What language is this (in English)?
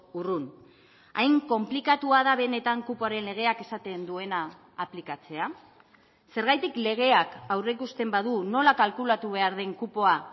Basque